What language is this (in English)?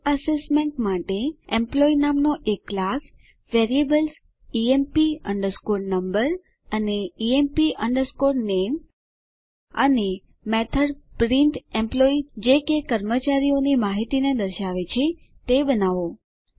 Gujarati